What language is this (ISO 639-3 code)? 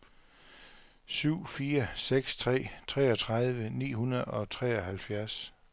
dan